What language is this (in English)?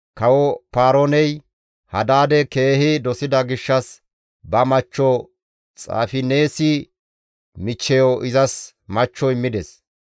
Gamo